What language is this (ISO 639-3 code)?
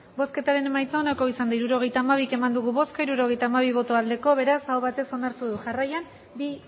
eus